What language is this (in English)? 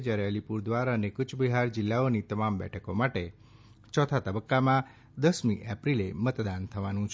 Gujarati